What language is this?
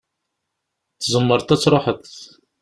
Kabyle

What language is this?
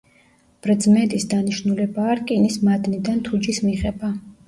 Georgian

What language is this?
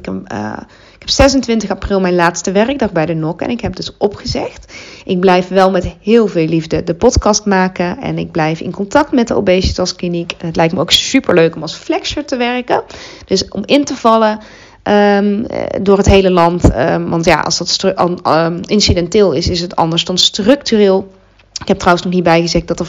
Dutch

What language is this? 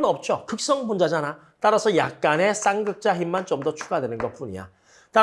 Korean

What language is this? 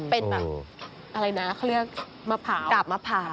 Thai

